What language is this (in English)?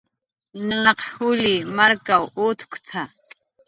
Jaqaru